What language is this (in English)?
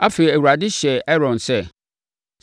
Akan